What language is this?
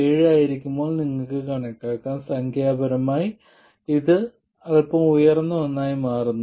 Malayalam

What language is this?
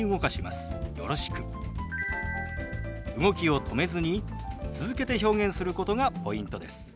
Japanese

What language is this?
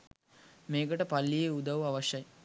Sinhala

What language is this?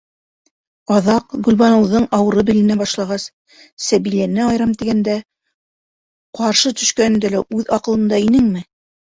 Bashkir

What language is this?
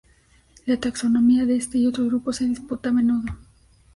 Spanish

